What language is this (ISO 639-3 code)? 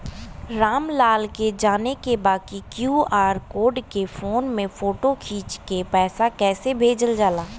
bho